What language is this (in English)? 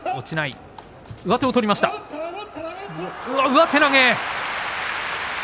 Japanese